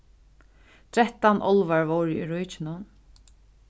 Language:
Faroese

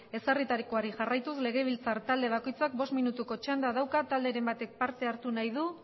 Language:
Basque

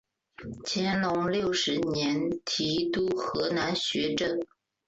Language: Chinese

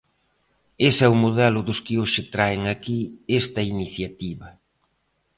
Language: Galician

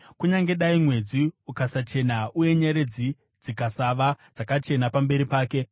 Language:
Shona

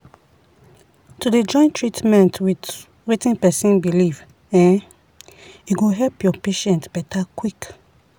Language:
Nigerian Pidgin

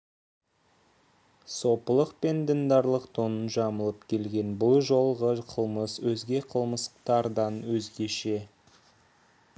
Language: Kazakh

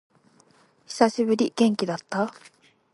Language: Japanese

